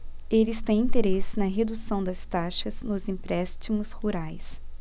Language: Portuguese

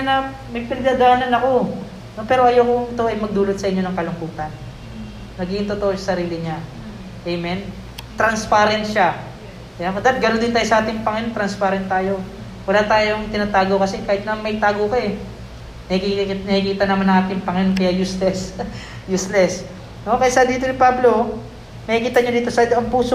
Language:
Filipino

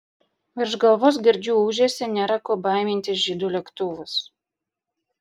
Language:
Lithuanian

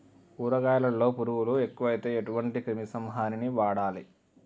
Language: Telugu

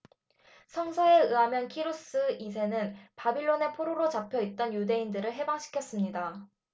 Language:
Korean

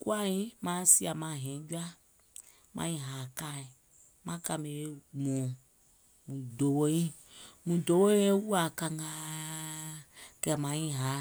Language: Gola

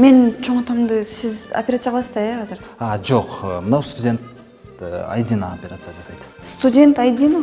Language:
Turkish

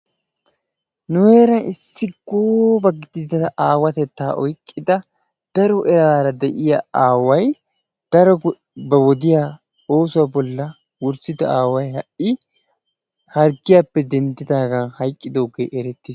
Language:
Wolaytta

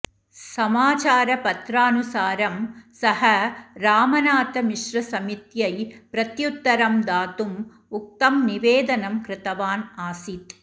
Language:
Sanskrit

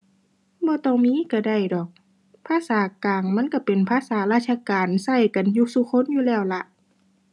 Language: Thai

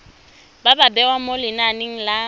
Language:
Tswana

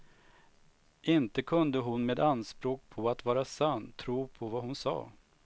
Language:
Swedish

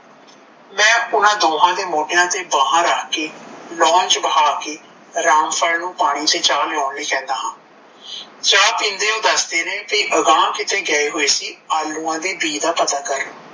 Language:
Punjabi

